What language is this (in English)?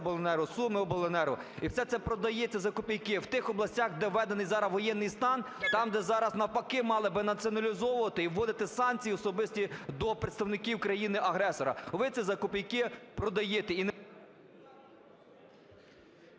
Ukrainian